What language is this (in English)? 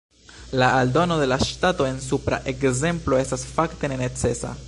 Esperanto